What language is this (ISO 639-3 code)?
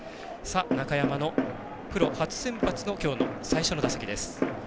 jpn